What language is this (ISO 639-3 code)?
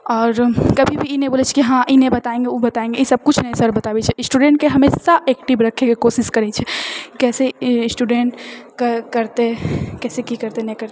mai